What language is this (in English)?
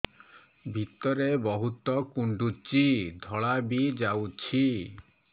Odia